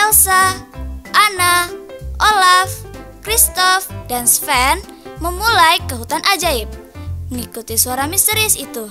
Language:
Indonesian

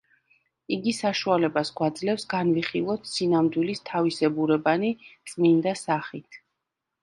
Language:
Georgian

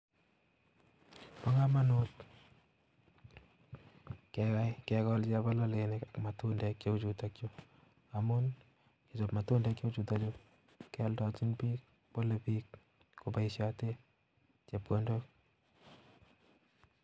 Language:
Kalenjin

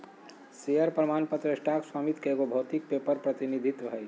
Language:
Magahi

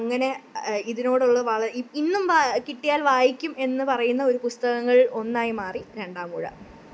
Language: Malayalam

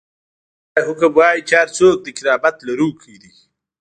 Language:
Pashto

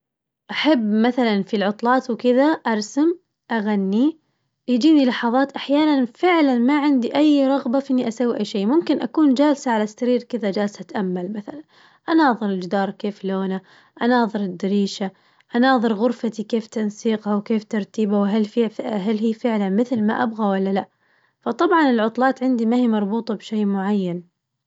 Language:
Najdi Arabic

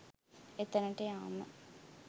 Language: Sinhala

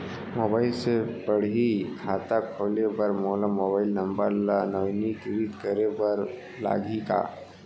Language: Chhattisgarhi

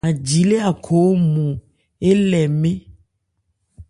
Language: Ebrié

